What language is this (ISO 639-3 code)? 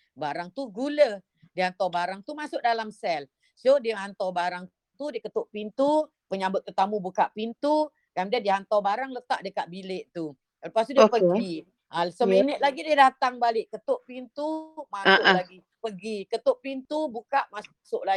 msa